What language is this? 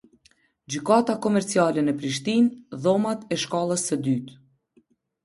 Albanian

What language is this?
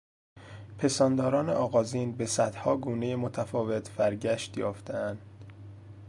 Persian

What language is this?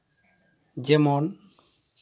Santali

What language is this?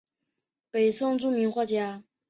Chinese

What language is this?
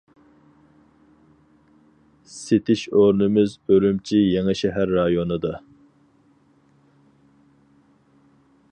Uyghur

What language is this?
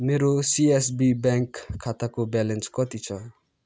Nepali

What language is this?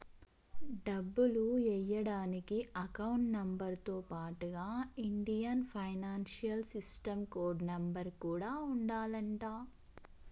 Telugu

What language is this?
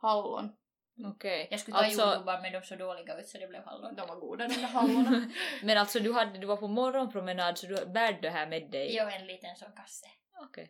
Swedish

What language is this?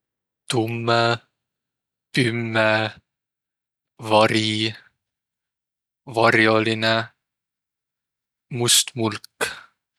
Võro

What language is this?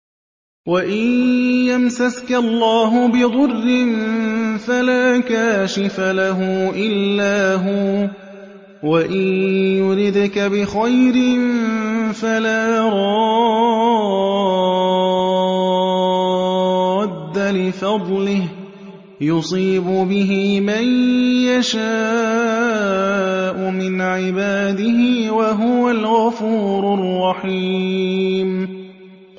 Arabic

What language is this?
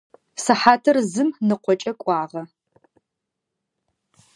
Adyghe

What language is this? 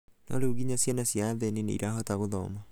Kikuyu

